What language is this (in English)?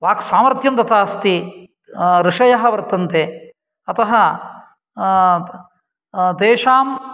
Sanskrit